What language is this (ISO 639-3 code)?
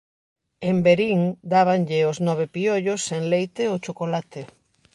glg